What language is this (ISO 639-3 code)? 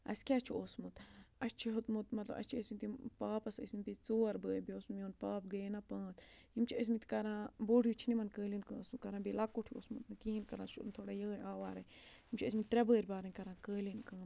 kas